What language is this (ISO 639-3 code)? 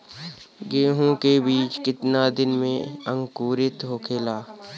bho